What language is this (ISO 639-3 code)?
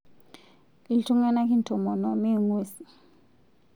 mas